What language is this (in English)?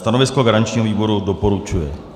Czech